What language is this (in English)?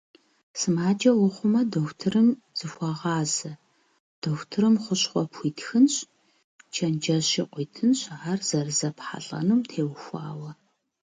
Kabardian